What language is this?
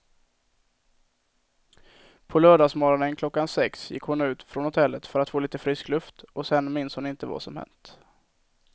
Swedish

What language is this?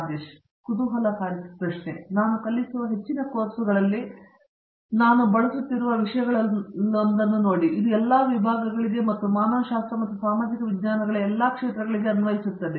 Kannada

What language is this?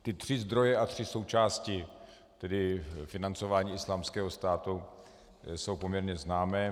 Czech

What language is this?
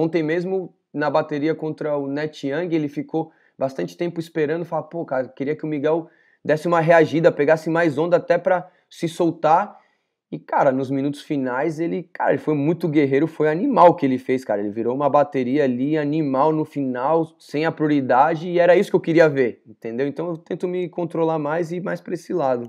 Portuguese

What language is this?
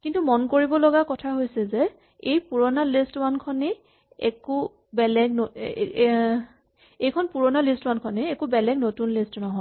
Assamese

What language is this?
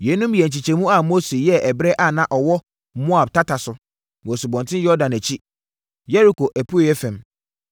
Akan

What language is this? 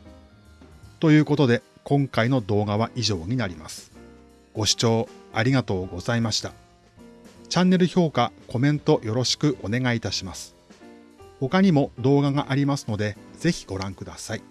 Japanese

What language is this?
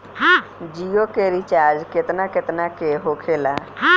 Bhojpuri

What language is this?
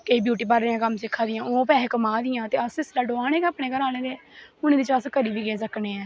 Dogri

